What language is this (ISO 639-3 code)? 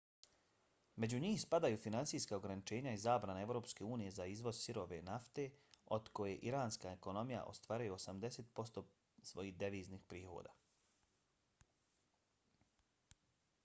bos